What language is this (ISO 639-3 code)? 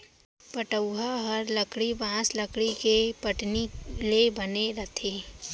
hne